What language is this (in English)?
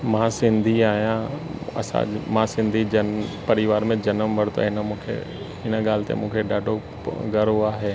Sindhi